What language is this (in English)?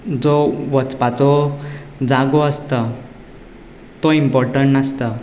Konkani